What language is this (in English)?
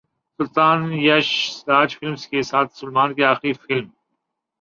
Urdu